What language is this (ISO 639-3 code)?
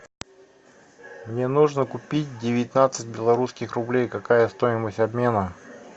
rus